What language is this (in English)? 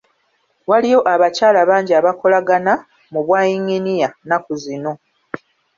Ganda